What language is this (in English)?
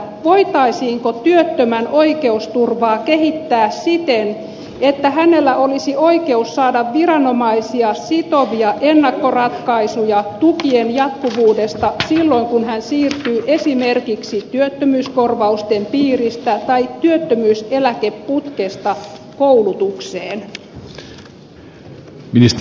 Finnish